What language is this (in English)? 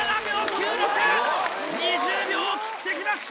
Japanese